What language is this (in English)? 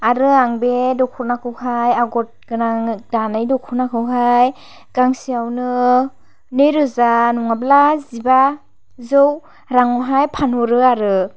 Bodo